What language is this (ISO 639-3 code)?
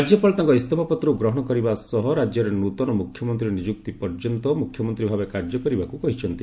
ori